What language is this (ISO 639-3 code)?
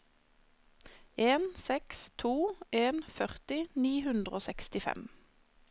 nor